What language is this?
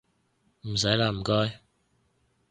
Cantonese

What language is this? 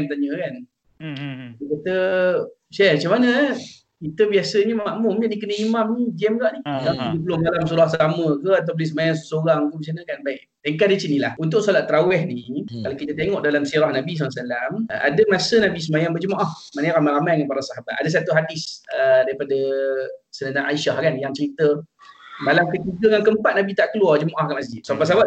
Malay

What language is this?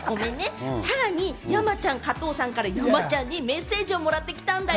Japanese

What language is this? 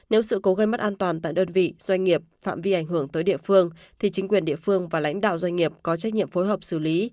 Vietnamese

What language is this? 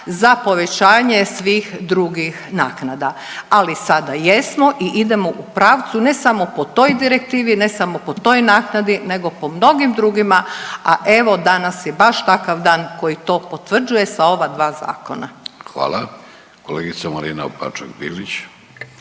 Croatian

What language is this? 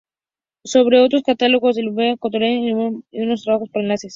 Spanish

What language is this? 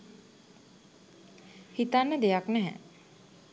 Sinhala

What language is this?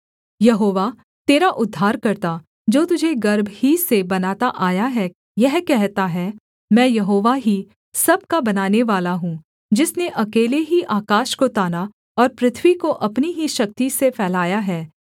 Hindi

